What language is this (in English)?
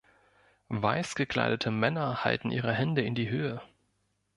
German